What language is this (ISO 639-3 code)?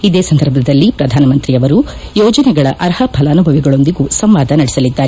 kan